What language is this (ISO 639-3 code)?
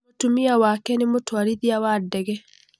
kik